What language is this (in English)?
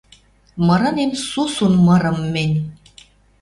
Western Mari